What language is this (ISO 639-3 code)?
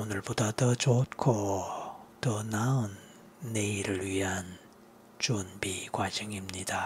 kor